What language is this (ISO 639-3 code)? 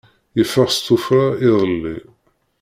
kab